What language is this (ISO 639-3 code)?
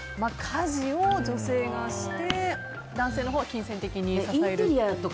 jpn